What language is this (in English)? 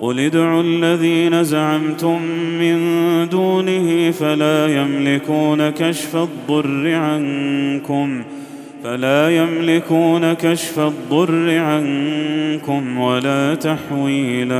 Arabic